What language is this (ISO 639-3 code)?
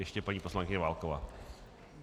ces